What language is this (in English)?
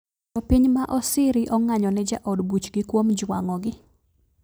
Luo (Kenya and Tanzania)